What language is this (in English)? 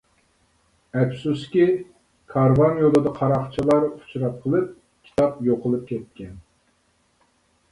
Uyghur